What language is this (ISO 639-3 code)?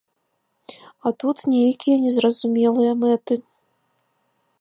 bel